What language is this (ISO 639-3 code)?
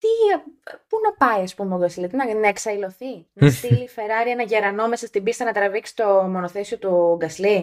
ell